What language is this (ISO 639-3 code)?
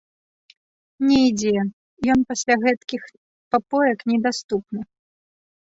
bel